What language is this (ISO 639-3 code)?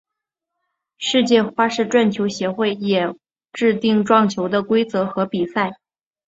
zho